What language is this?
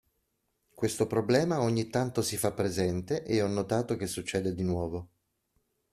Italian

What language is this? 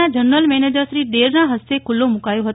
Gujarati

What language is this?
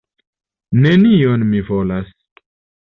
Esperanto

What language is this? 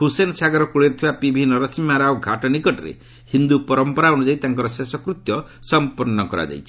Odia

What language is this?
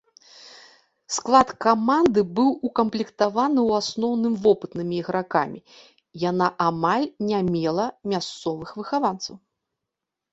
Belarusian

